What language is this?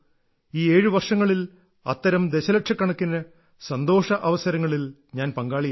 Malayalam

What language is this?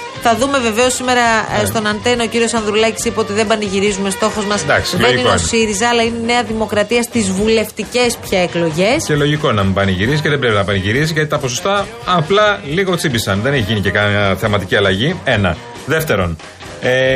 Greek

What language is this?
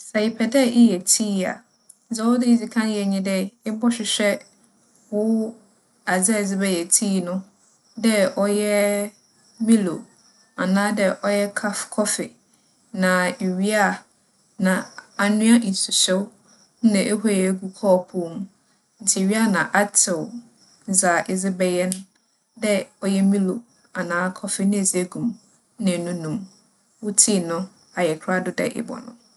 Akan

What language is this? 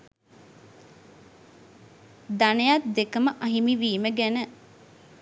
Sinhala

